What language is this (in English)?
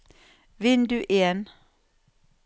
Norwegian